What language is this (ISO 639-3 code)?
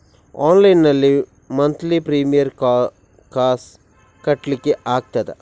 kan